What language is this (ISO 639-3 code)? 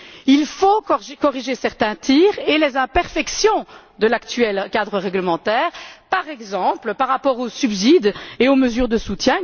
fra